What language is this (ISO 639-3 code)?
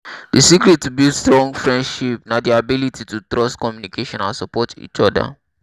pcm